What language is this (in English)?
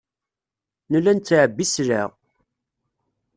Kabyle